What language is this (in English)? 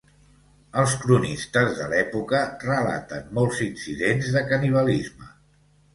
Catalan